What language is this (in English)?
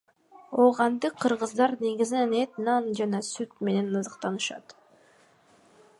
Kyrgyz